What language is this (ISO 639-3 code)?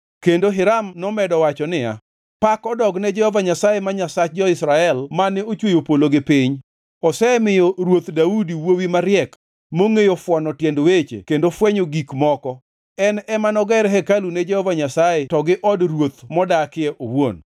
luo